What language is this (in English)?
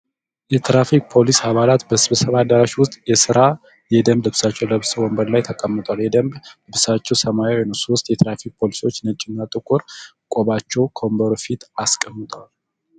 Amharic